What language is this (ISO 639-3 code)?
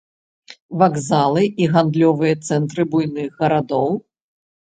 bel